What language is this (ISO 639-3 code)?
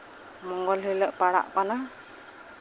sat